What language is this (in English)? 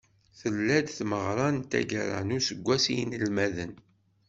Kabyle